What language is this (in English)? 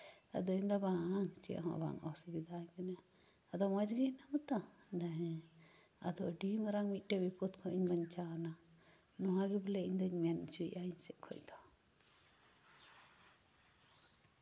Santali